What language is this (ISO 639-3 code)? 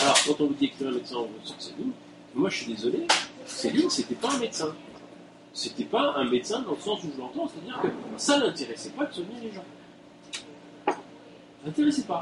fra